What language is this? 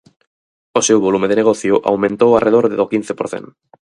Galician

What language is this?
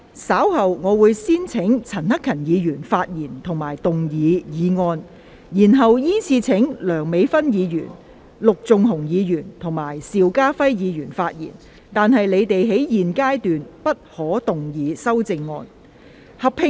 Cantonese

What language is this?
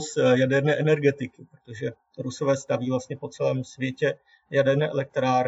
Czech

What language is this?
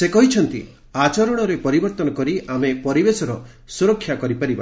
Odia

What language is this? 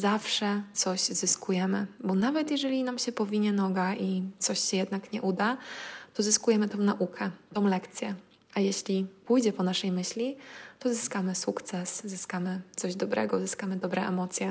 Polish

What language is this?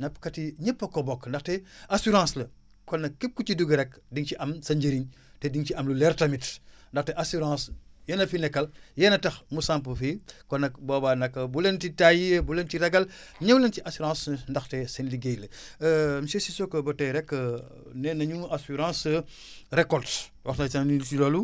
Wolof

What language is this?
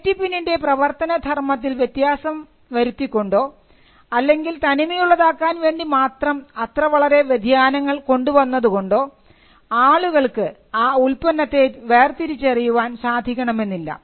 Malayalam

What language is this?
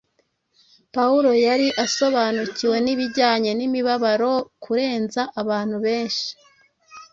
Kinyarwanda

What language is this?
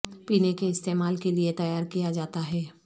Urdu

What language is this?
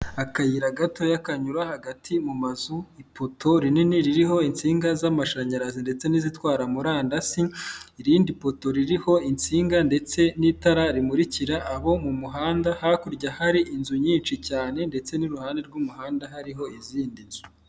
Kinyarwanda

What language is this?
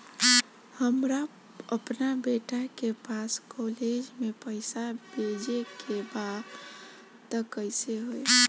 Bhojpuri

